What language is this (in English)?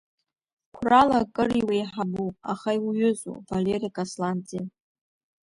Abkhazian